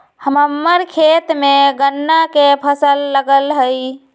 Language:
Magahi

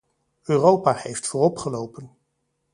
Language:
Dutch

